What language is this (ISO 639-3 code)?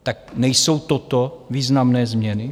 ces